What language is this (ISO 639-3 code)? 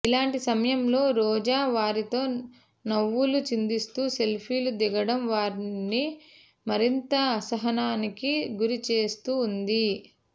tel